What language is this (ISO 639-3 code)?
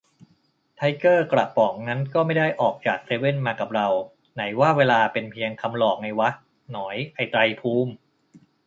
tha